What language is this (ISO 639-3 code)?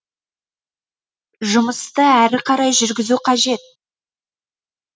kaz